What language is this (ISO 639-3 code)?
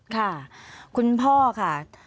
tha